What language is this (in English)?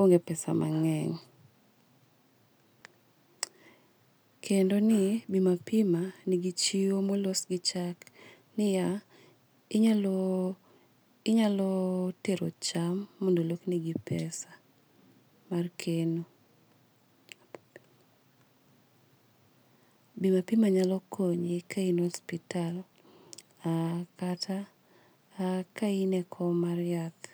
Luo (Kenya and Tanzania)